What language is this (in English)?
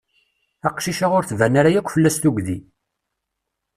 Kabyle